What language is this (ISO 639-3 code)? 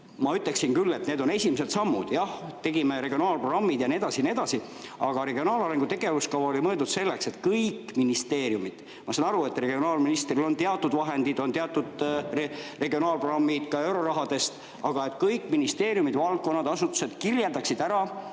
est